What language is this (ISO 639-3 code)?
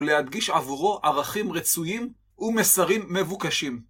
heb